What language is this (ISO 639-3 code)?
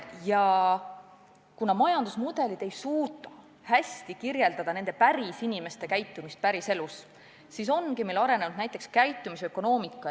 est